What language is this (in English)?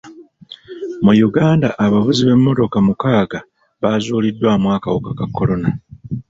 Ganda